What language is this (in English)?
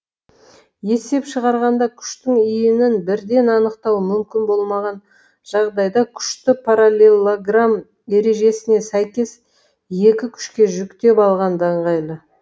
Kazakh